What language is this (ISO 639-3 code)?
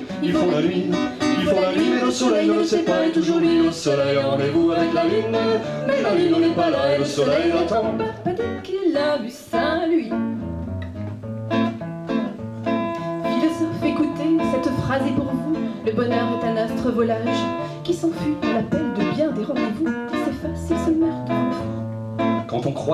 fra